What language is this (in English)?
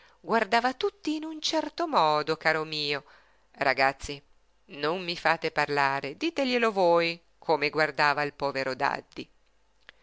Italian